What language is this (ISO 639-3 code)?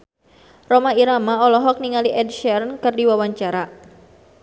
sun